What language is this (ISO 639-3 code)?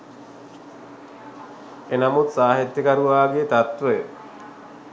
sin